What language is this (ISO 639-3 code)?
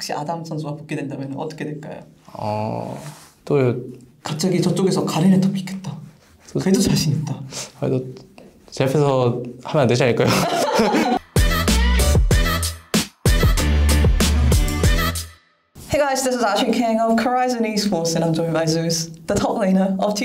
kor